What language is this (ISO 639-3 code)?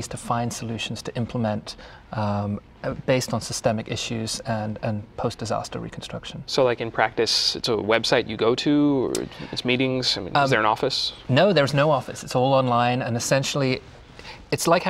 eng